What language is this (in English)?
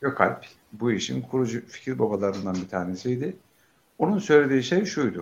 Turkish